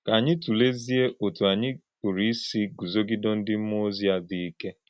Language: Igbo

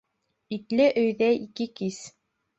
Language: Bashkir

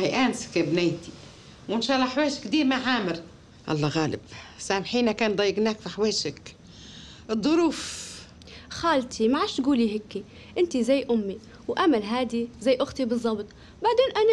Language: Arabic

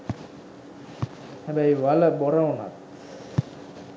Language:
Sinhala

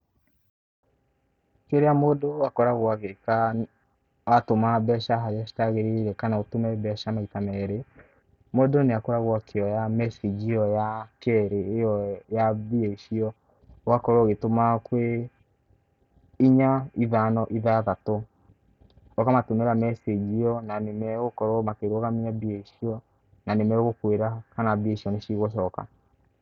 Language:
Kikuyu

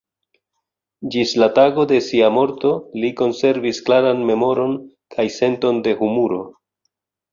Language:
Esperanto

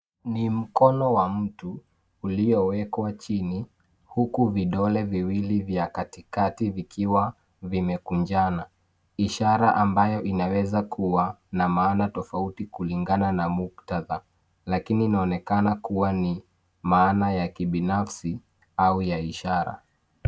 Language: Swahili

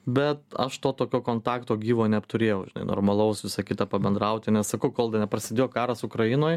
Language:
Lithuanian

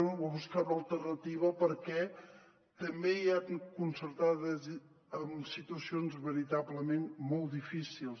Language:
Catalan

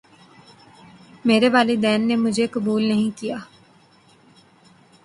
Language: Urdu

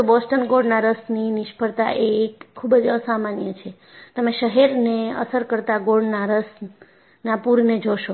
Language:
Gujarati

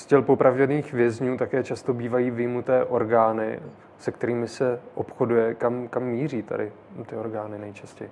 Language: Czech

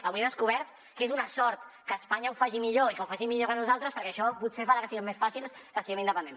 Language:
Catalan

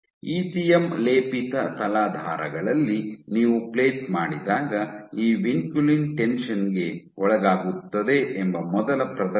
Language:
Kannada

